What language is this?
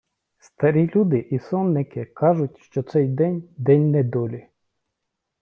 Ukrainian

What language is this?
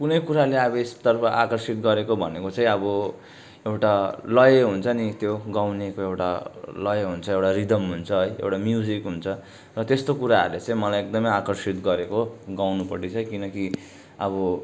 Nepali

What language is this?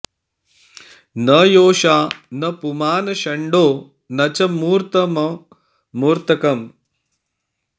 Sanskrit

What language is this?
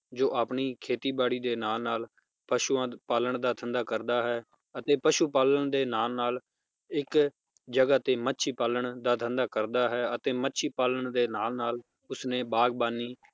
Punjabi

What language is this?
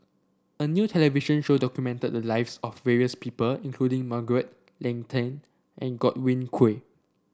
English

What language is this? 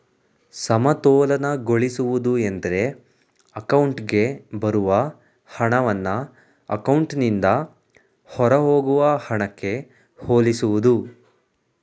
Kannada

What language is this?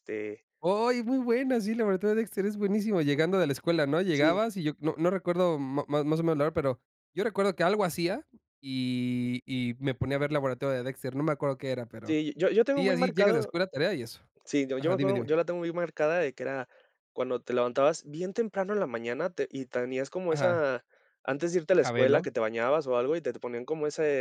Spanish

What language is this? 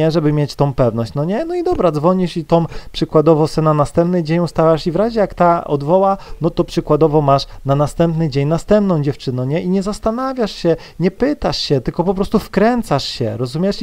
Polish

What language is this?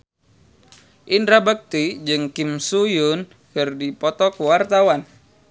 Sundanese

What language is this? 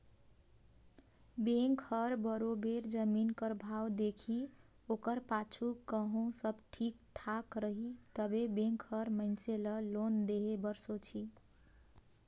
Chhattisgarhi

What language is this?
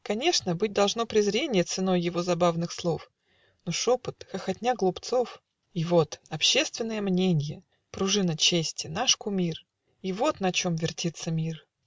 Russian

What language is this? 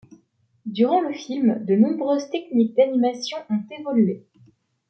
French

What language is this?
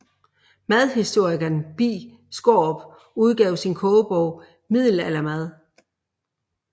Danish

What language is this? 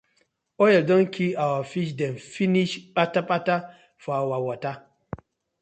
Nigerian Pidgin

